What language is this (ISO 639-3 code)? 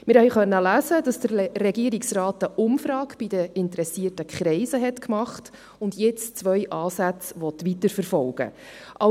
gsw